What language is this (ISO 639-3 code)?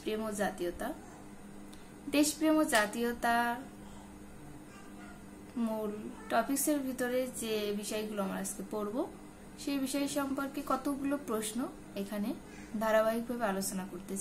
hin